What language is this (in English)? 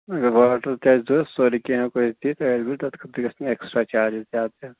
Kashmiri